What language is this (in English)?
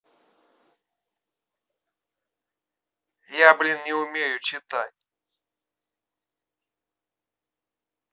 Russian